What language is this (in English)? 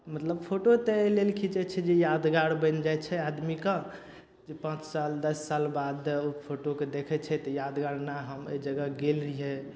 Maithili